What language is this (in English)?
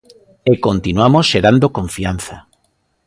Galician